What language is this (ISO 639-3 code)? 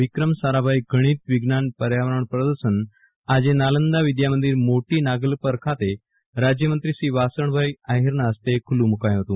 guj